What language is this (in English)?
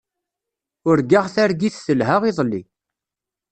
Kabyle